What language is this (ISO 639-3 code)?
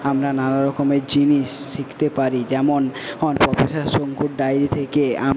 ben